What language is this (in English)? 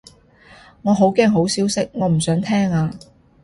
Cantonese